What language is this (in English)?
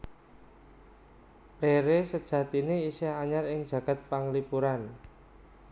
Javanese